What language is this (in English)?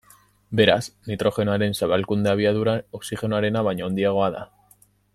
Basque